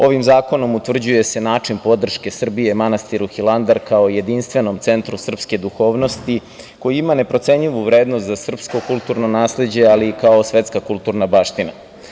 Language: Serbian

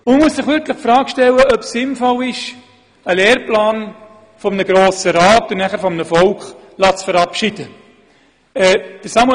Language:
Swiss German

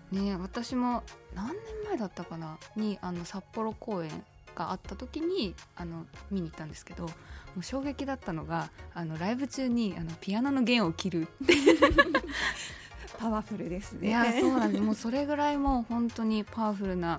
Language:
Japanese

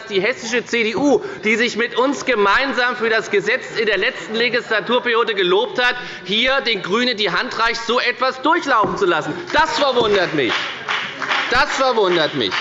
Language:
German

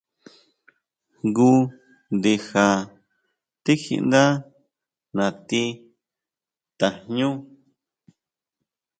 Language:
Huautla Mazatec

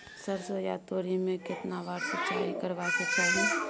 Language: Maithili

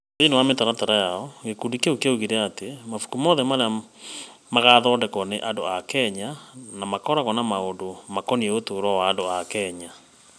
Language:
Kikuyu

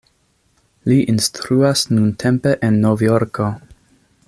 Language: Esperanto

